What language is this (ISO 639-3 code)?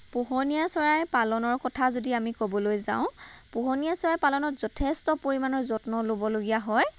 asm